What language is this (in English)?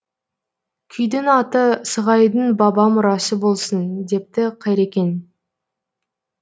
Kazakh